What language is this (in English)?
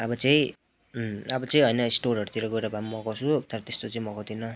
Nepali